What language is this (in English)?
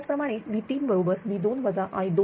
Marathi